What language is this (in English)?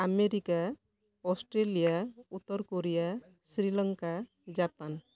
Odia